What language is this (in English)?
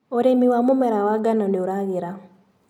Kikuyu